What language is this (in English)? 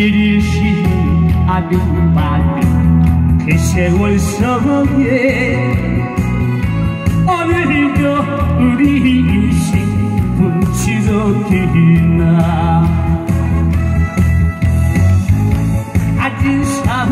Korean